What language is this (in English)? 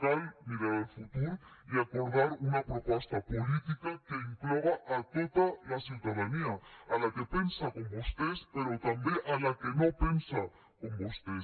Catalan